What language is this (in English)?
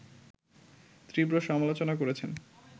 Bangla